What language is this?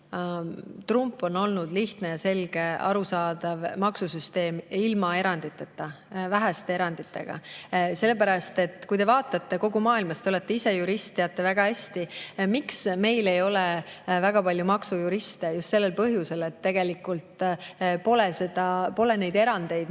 Estonian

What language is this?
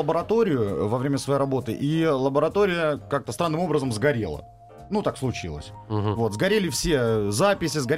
Russian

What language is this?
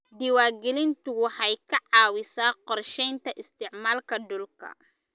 Somali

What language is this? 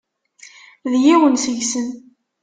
Kabyle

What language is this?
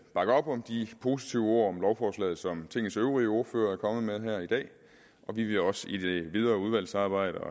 Danish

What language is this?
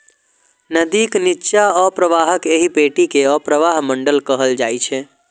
Maithili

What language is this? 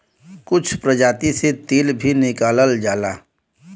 Bhojpuri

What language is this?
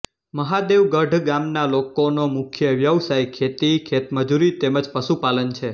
Gujarati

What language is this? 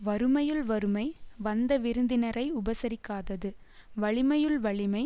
Tamil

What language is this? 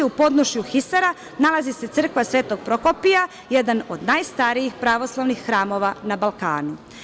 Serbian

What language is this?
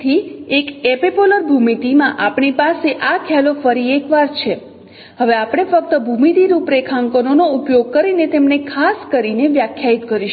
Gujarati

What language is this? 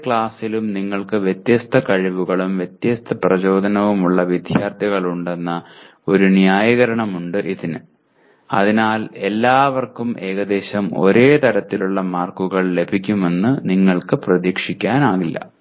Malayalam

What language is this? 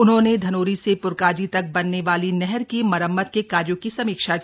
Hindi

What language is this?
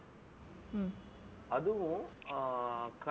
Tamil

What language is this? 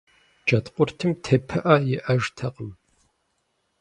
Kabardian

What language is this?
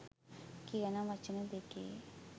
Sinhala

